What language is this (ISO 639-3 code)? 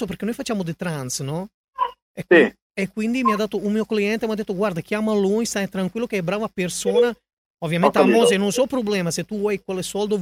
ita